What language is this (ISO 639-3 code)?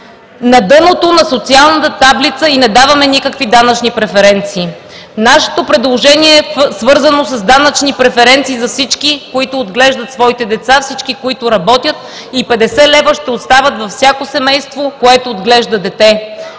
bul